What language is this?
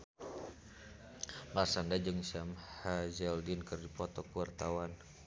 Sundanese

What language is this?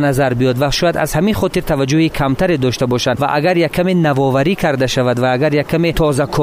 Persian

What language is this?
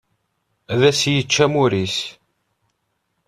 Kabyle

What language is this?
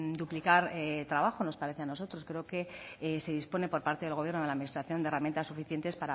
Spanish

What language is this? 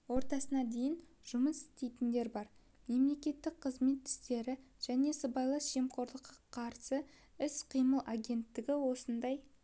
Kazakh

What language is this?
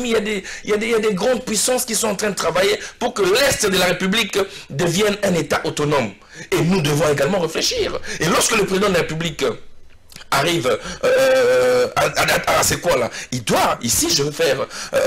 French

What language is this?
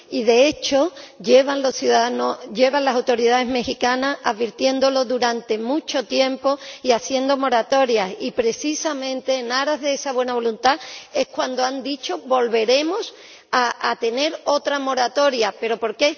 Spanish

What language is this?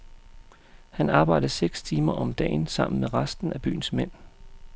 Danish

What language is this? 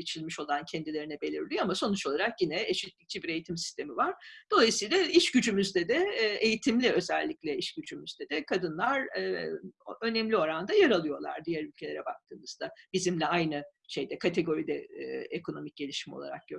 Turkish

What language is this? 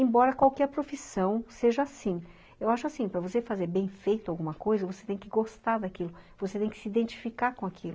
Portuguese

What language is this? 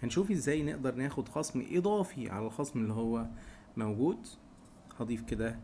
Arabic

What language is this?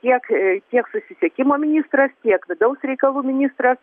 Lithuanian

